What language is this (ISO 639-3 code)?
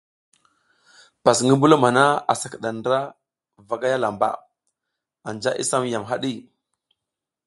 giz